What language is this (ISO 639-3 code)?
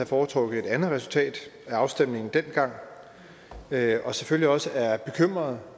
dan